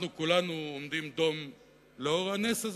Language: Hebrew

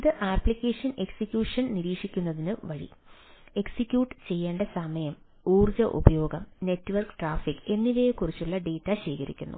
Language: Malayalam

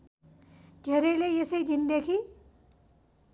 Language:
Nepali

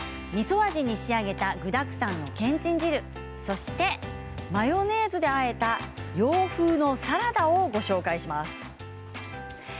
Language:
Japanese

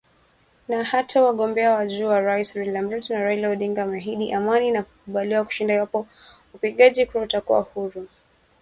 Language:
Swahili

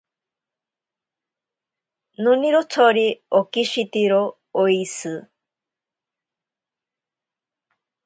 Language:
Ashéninka Perené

